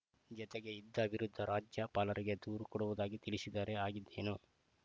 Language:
Kannada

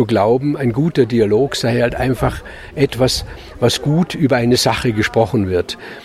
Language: German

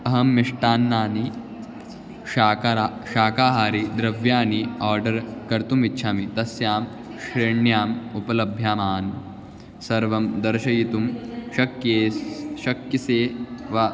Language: Sanskrit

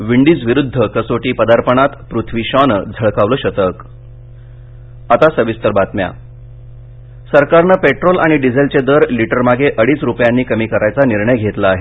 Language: Marathi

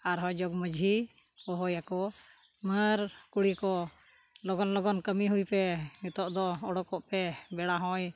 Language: Santali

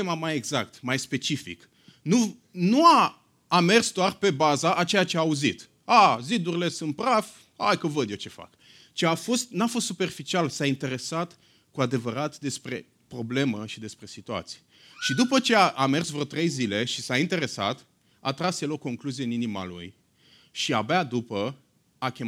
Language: Romanian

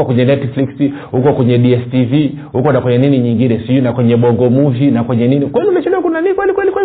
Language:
Swahili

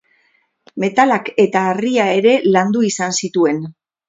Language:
Basque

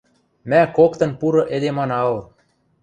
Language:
Western Mari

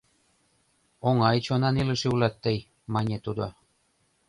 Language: Mari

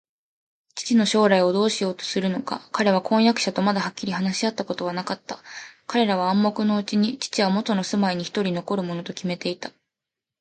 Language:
Japanese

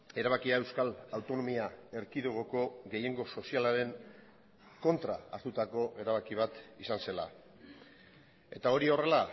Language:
Basque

